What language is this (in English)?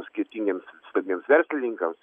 Lithuanian